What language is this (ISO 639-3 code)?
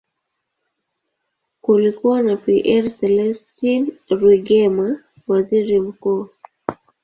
swa